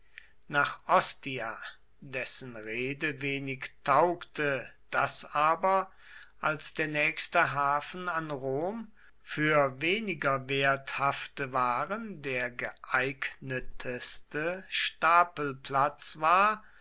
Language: German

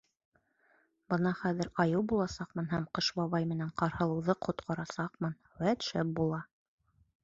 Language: Bashkir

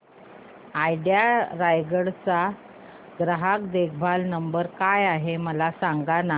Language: Marathi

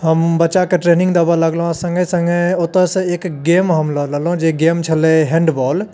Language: Maithili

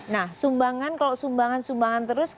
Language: Indonesian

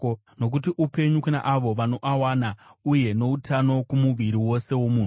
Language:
Shona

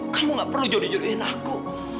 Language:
Indonesian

